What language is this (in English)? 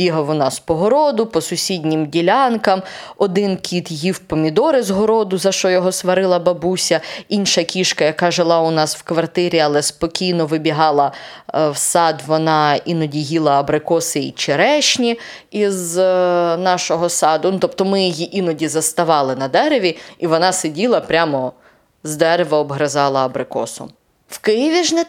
Ukrainian